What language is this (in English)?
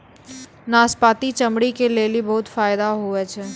Maithili